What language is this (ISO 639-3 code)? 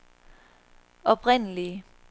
dan